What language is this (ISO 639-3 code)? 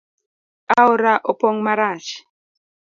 luo